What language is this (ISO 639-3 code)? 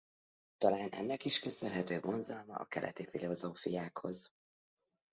hun